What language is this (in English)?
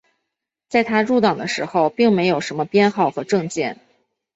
Chinese